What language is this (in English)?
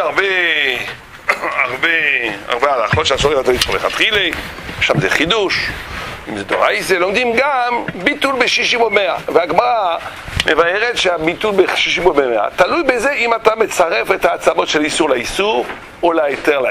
Hebrew